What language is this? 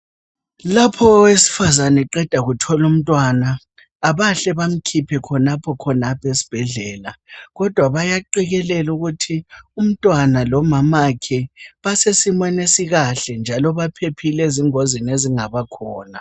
North Ndebele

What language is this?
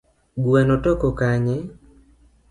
Luo (Kenya and Tanzania)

